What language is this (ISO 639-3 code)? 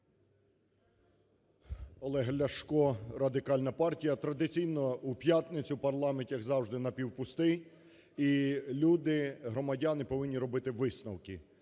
ukr